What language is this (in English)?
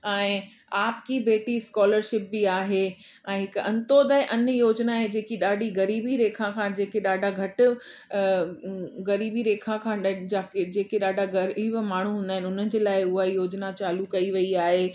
Sindhi